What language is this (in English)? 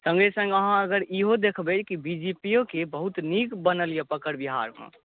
Maithili